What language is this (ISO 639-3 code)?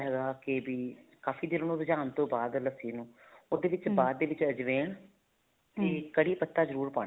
pan